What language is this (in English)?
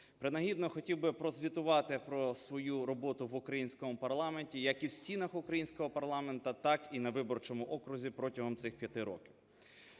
Ukrainian